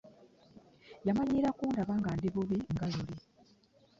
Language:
Ganda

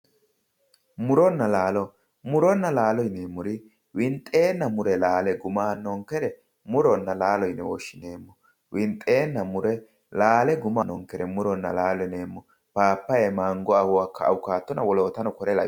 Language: Sidamo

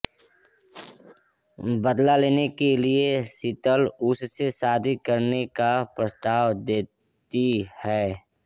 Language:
Hindi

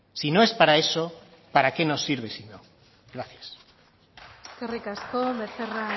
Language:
Spanish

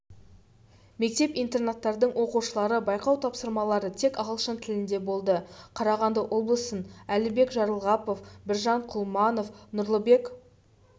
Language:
Kazakh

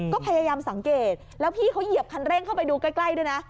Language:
Thai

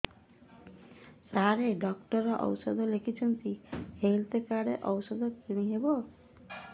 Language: Odia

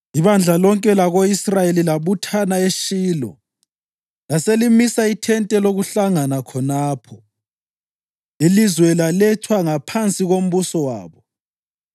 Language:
North Ndebele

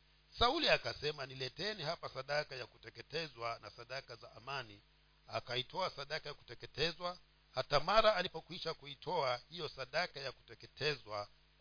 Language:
Swahili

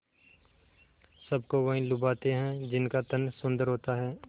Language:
Hindi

